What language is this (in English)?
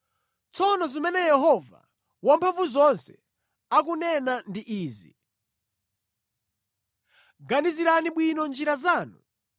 Nyanja